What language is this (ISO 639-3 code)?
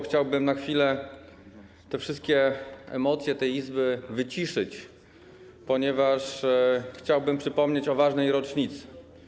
pol